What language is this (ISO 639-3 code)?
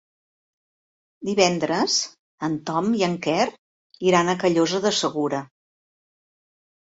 cat